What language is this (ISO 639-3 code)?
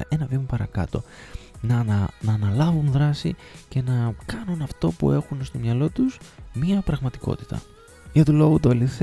ell